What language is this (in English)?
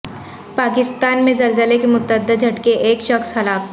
Urdu